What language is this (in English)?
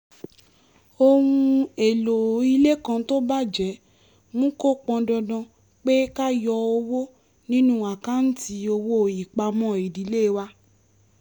Yoruba